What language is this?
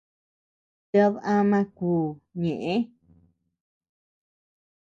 Tepeuxila Cuicatec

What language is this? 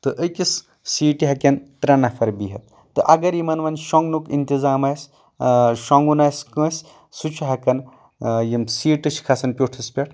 Kashmiri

